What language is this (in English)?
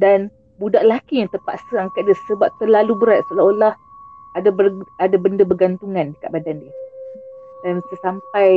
Malay